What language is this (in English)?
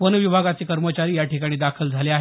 Marathi